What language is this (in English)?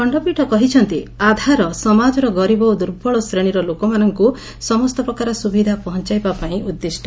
Odia